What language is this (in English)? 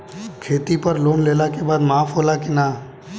Bhojpuri